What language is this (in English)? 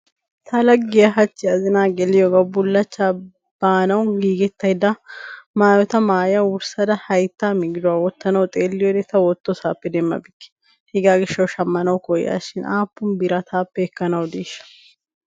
Wolaytta